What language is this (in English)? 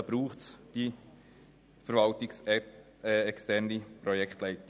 Swiss German